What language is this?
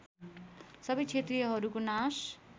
Nepali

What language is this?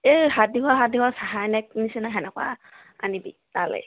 Assamese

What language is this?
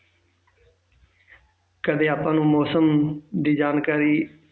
Punjabi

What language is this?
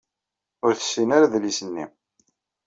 Kabyle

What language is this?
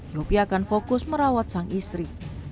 Indonesian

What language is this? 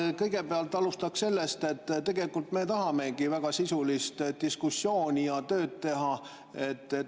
Estonian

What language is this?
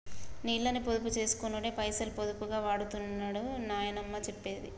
Telugu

